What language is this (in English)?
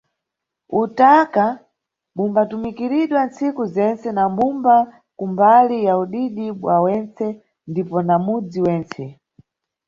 Nyungwe